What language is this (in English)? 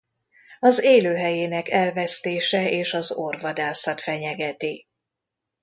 Hungarian